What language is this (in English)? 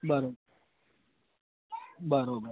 Gujarati